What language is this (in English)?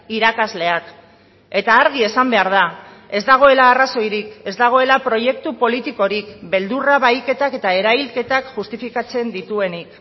Basque